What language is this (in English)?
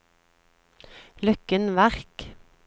Norwegian